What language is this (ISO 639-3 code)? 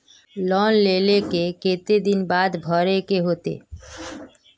mag